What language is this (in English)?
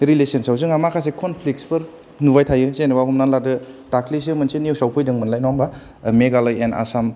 Bodo